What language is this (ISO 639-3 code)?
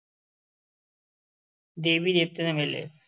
pan